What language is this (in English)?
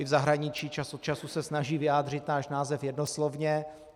Czech